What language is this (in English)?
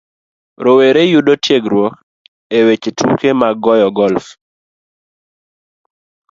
Luo (Kenya and Tanzania)